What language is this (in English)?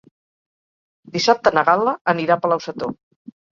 Catalan